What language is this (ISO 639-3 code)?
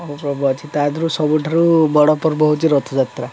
ori